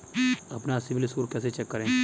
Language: Hindi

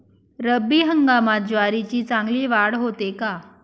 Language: Marathi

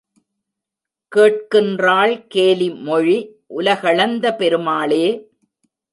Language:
Tamil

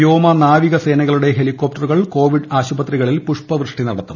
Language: Malayalam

